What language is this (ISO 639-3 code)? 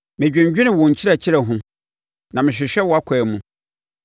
aka